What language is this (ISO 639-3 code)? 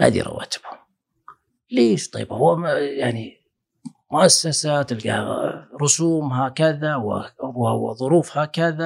ara